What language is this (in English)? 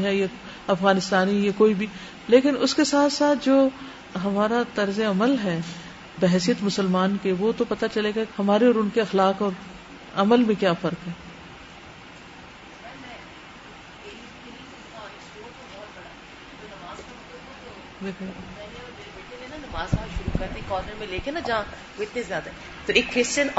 Urdu